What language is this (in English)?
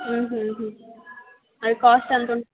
Telugu